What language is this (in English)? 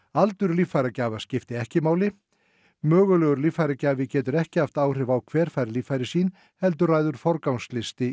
Icelandic